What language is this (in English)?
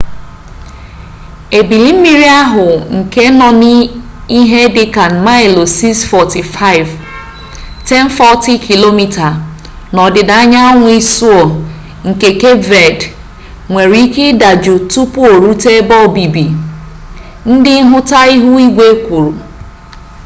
Igbo